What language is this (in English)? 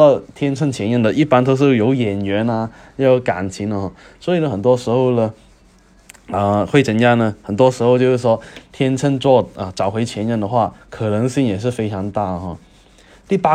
Chinese